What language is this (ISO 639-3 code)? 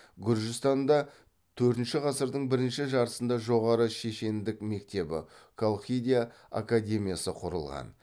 kaz